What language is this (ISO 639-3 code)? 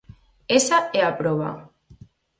glg